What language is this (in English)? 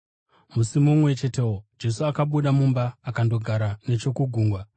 Shona